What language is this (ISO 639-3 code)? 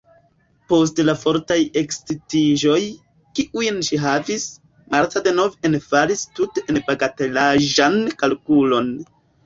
epo